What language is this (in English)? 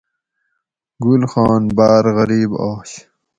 Gawri